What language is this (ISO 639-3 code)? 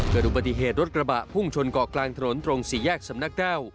tha